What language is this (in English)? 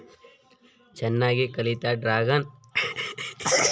Kannada